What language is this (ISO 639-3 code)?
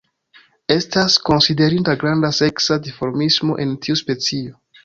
epo